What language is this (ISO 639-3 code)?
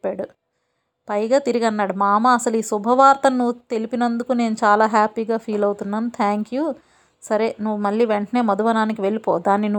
tel